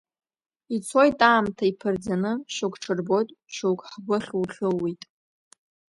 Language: Abkhazian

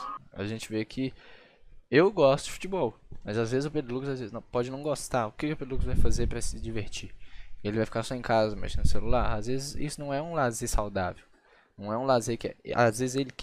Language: Portuguese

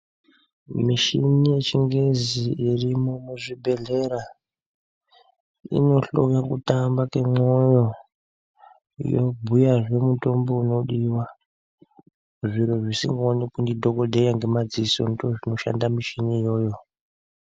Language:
Ndau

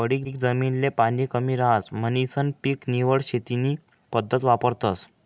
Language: Marathi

